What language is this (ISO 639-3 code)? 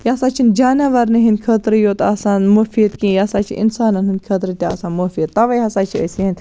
kas